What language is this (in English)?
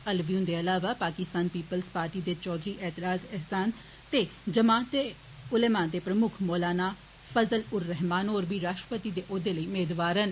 Dogri